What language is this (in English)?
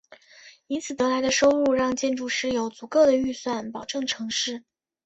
Chinese